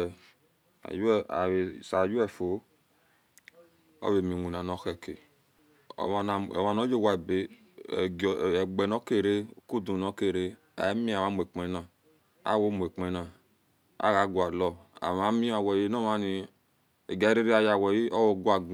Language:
Esan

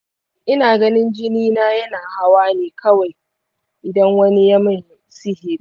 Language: Hausa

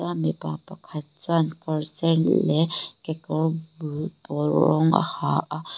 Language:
Mizo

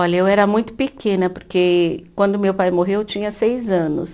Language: Portuguese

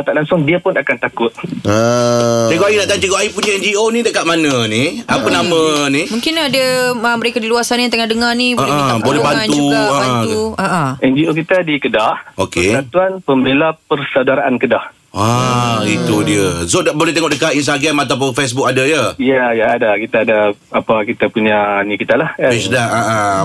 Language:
Malay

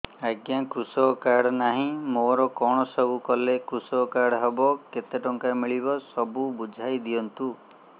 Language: Odia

